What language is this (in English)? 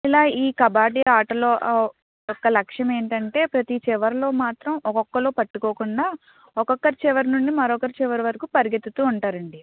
Telugu